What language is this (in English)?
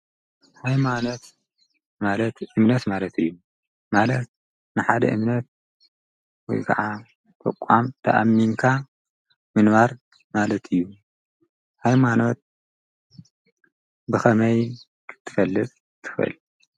Tigrinya